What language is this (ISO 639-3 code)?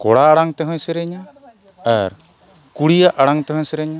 sat